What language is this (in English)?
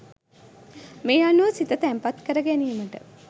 Sinhala